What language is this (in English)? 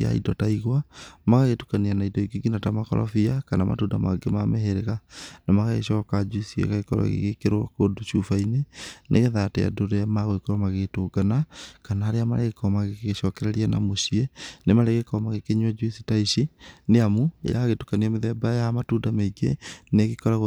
Kikuyu